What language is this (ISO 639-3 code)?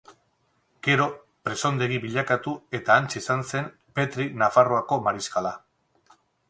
eus